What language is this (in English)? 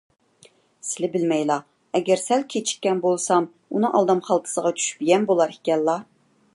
Uyghur